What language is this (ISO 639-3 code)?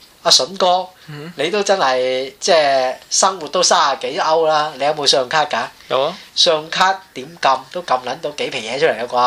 zho